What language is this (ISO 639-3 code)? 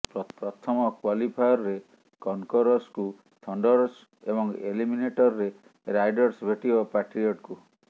ori